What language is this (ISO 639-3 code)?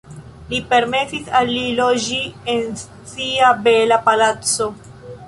epo